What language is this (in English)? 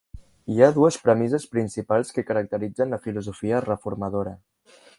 Catalan